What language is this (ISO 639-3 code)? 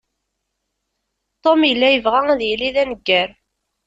kab